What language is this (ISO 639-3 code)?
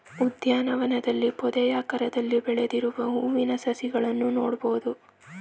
kan